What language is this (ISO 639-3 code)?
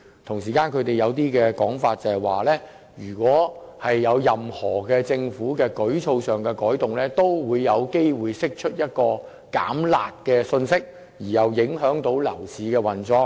yue